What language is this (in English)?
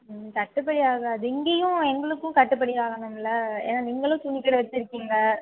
Tamil